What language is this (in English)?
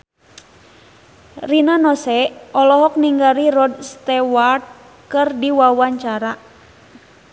Sundanese